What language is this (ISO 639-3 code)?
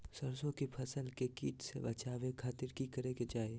mag